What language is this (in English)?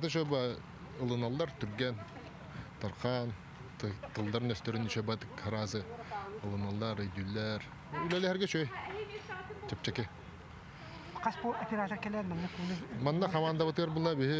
Turkish